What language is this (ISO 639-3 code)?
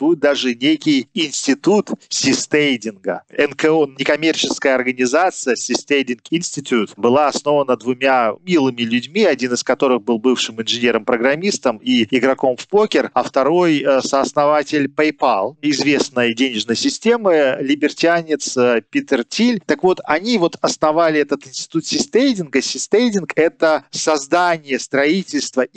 rus